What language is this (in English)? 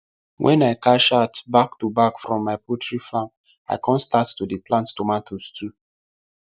Nigerian Pidgin